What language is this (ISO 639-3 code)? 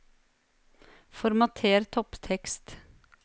nor